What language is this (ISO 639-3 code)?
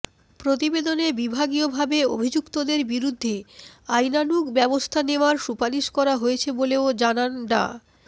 ben